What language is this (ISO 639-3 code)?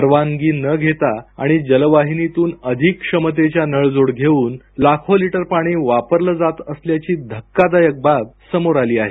mar